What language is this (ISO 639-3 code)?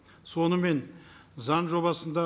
kaz